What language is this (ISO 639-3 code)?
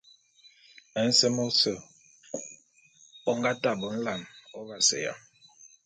bum